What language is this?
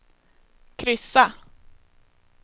Swedish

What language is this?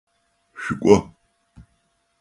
Adyghe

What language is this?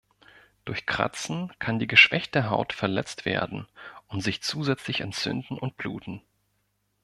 German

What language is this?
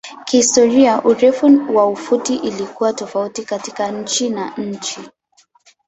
Swahili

